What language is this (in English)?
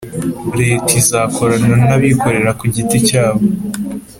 Kinyarwanda